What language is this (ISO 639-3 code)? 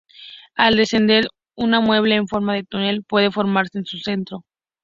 spa